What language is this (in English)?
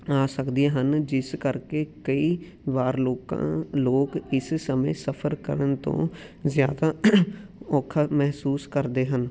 Punjabi